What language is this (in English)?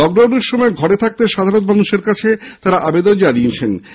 Bangla